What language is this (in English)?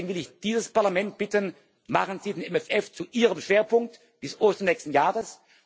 German